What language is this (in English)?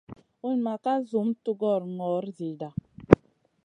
Masana